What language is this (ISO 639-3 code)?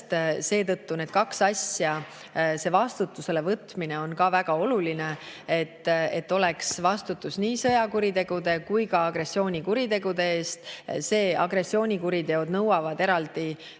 est